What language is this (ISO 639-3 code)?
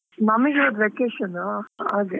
kan